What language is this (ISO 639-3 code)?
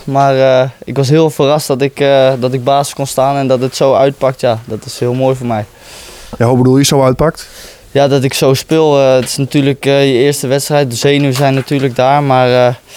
nld